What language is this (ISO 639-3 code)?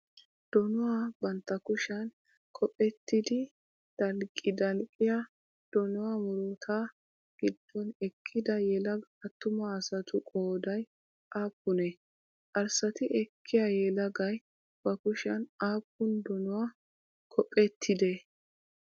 wal